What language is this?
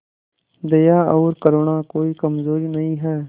Hindi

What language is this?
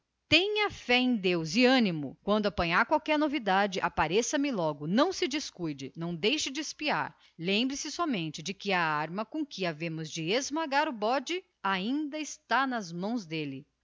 Portuguese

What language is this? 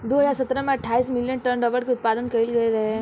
Bhojpuri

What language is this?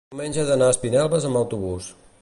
Catalan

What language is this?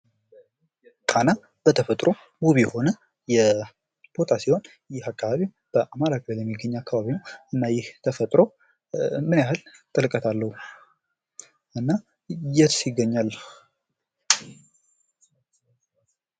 Amharic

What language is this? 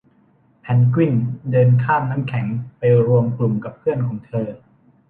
Thai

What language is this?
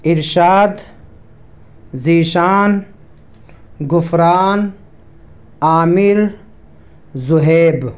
Urdu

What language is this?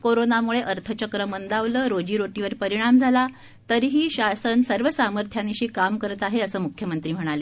Marathi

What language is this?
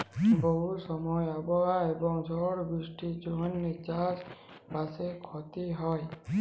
Bangla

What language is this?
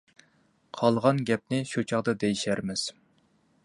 Uyghur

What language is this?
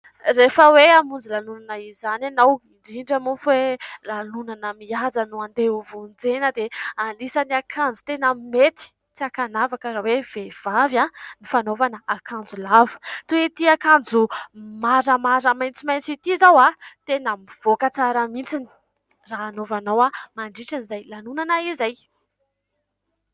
Malagasy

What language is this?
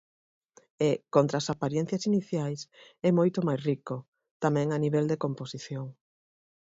Galician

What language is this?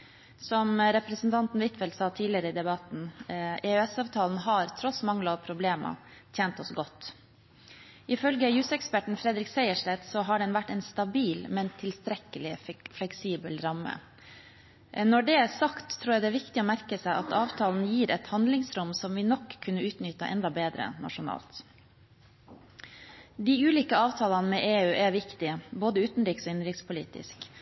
Norwegian Bokmål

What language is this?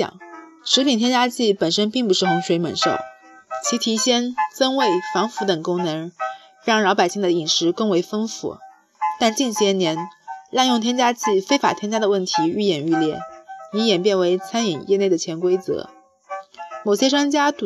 Chinese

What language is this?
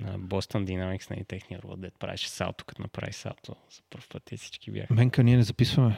Bulgarian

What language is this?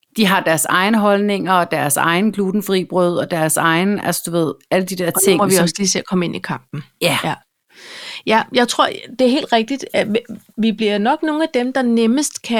Danish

